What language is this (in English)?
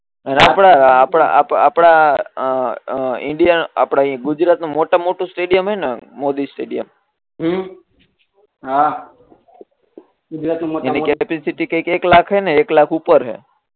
Gujarati